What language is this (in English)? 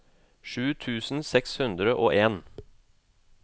Norwegian